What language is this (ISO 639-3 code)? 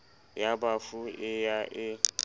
sot